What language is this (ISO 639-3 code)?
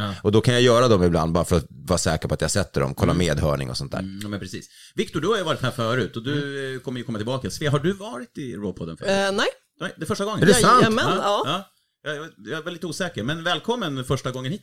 swe